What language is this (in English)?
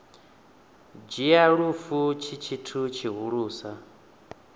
Venda